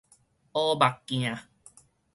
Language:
Min Nan Chinese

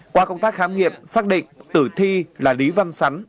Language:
Vietnamese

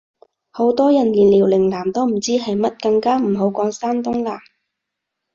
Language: Cantonese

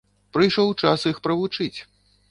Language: Belarusian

